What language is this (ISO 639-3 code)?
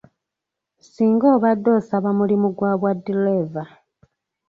lug